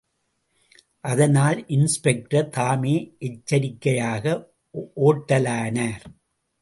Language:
Tamil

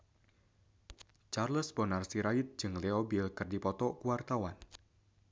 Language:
Sundanese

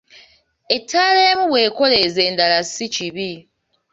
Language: Ganda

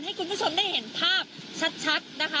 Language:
Thai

